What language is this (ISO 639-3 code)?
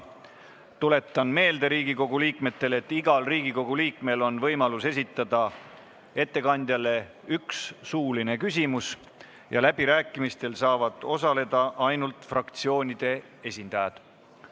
est